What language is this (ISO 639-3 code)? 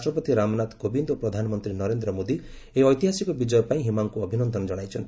ori